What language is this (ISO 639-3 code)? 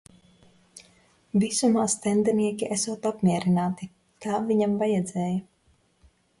lav